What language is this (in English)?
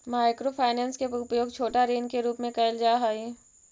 Magahi